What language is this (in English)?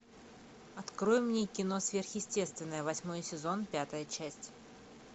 Russian